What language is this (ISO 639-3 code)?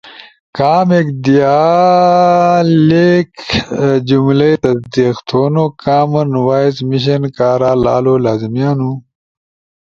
ush